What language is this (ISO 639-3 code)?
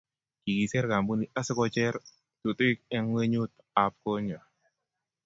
kln